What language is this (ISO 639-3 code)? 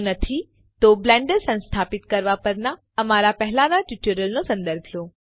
guj